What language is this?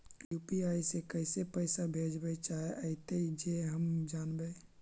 Magahi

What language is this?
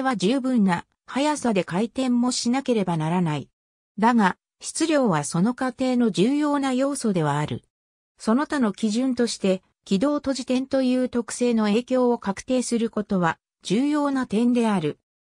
Japanese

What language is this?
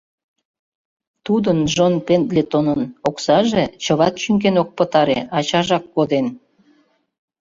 Mari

